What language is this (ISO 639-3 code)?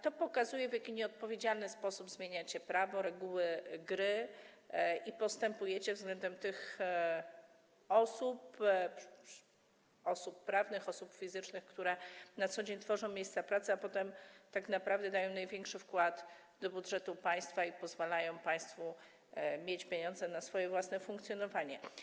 pol